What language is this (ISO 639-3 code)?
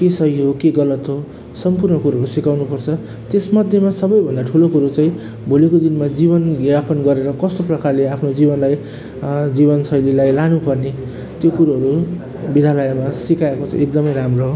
nep